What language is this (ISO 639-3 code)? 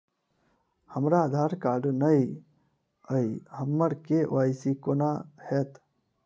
mai